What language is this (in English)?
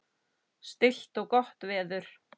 Icelandic